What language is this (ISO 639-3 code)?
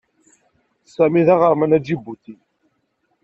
kab